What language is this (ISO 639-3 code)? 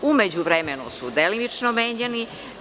srp